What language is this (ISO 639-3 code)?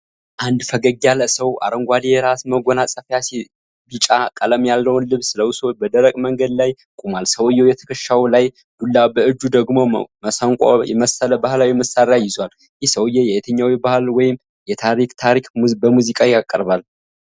amh